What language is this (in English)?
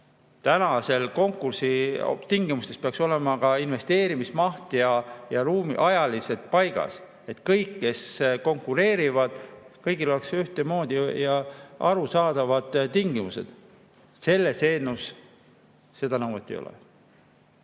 Estonian